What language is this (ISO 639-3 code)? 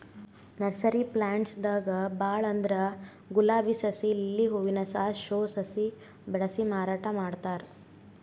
kan